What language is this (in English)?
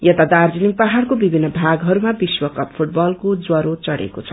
Nepali